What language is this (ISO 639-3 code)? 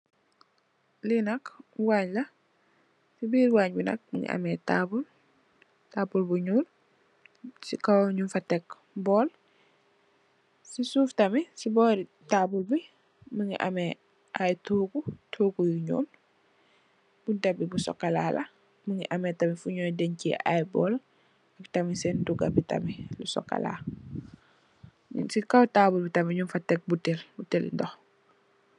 wol